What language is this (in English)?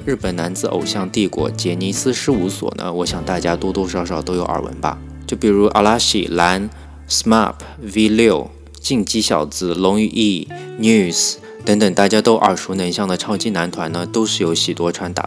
Chinese